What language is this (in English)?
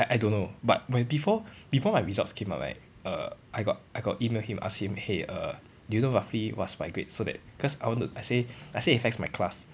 English